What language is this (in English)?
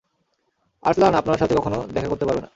Bangla